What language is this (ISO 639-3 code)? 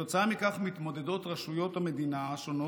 heb